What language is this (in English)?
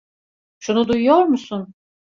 Turkish